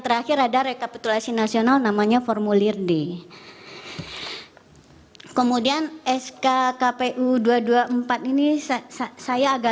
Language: Indonesian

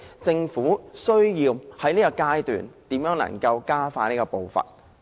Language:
Cantonese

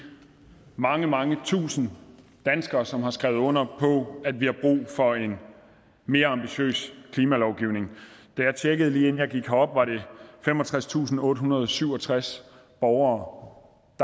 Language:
Danish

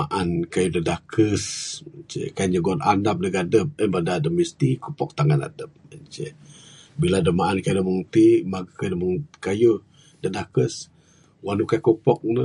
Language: Bukar-Sadung Bidayuh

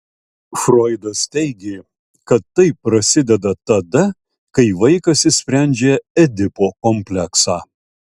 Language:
Lithuanian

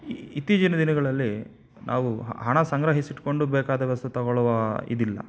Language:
Kannada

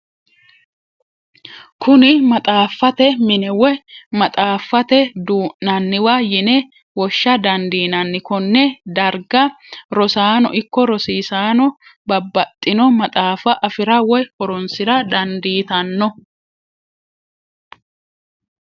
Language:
Sidamo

